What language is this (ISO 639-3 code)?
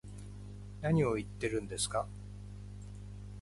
jpn